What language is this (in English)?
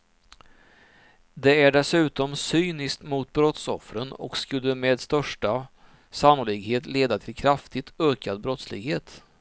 Swedish